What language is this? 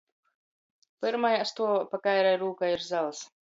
Latgalian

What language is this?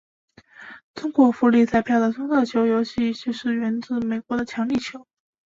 Chinese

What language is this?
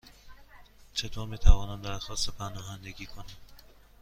Persian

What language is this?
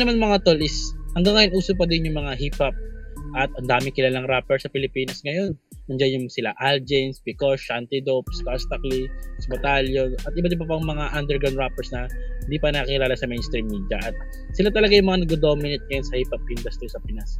Filipino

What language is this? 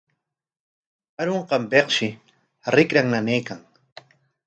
Corongo Ancash Quechua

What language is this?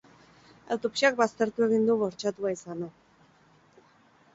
Basque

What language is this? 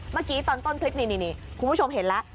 Thai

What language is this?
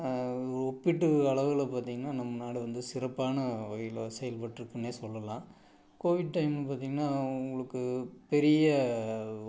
Tamil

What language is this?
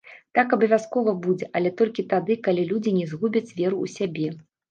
Belarusian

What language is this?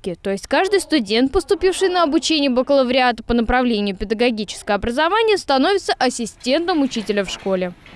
Russian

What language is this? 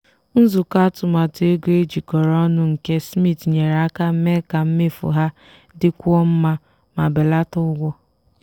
Igbo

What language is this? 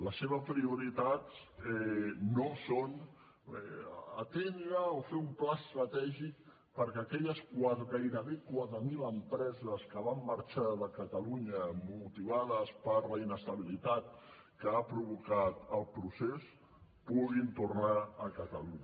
Catalan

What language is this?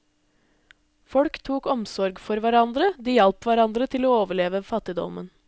Norwegian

